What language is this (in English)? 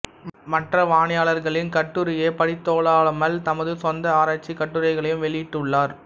Tamil